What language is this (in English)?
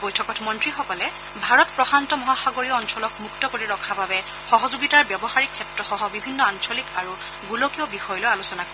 Assamese